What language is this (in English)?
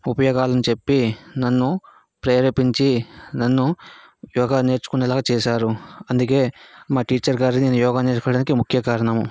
Telugu